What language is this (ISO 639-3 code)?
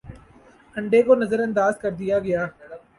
urd